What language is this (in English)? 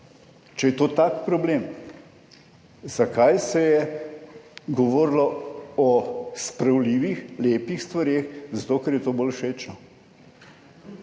Slovenian